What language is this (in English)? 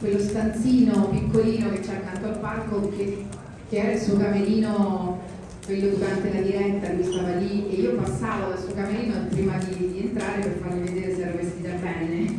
Italian